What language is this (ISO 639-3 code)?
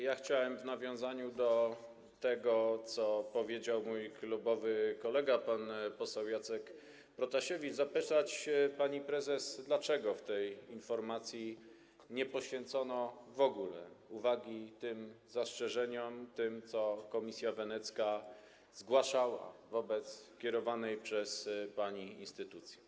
pol